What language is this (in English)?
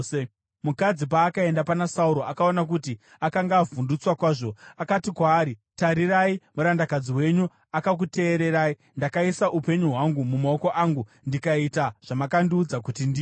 Shona